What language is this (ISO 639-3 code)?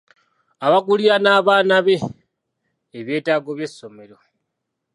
lug